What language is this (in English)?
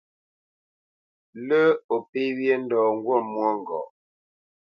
Bamenyam